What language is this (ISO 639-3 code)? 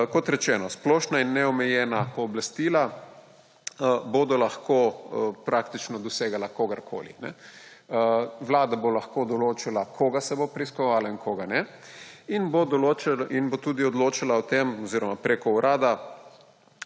slv